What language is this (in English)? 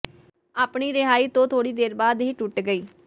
Punjabi